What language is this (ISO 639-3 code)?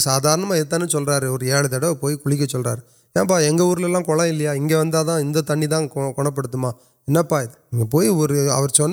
urd